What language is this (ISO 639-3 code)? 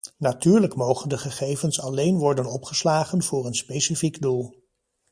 nld